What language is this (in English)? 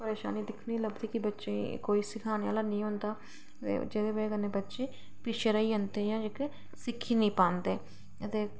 Dogri